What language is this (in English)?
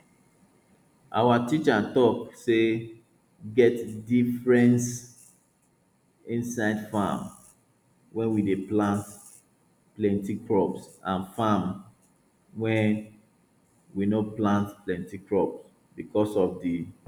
Nigerian Pidgin